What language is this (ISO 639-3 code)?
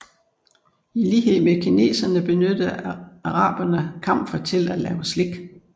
dan